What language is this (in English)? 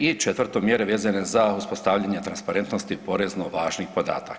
Croatian